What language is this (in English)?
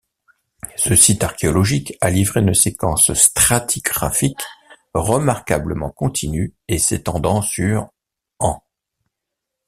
French